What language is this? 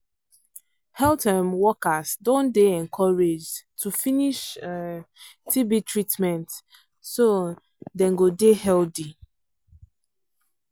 Nigerian Pidgin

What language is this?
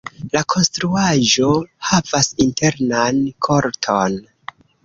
Esperanto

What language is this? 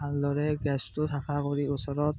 Assamese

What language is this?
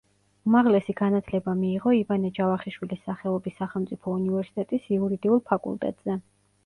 Georgian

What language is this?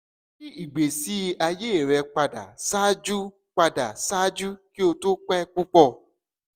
Yoruba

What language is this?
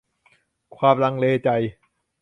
Thai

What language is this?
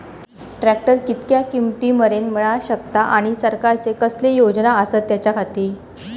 Marathi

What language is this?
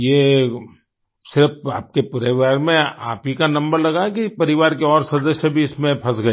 Hindi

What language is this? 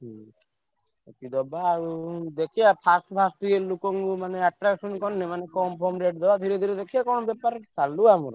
Odia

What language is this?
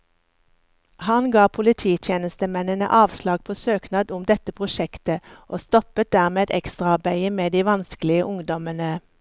Norwegian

